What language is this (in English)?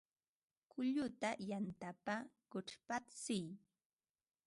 Ambo-Pasco Quechua